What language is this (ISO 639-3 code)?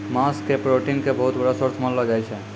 mai